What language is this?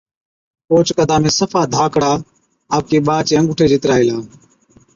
Od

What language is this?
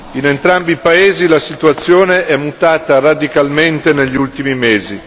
Italian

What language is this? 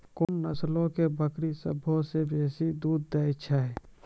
Maithili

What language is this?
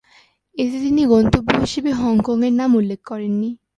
Bangla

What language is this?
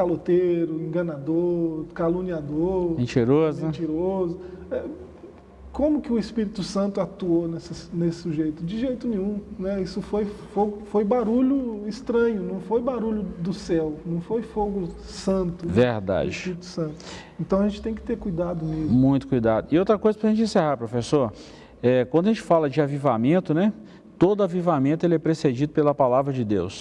Portuguese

